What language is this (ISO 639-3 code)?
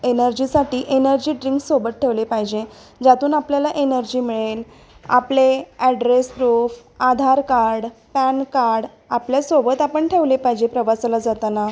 mar